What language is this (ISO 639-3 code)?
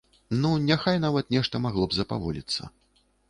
bel